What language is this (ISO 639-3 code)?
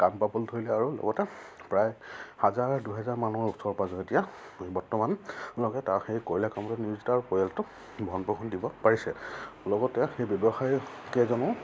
asm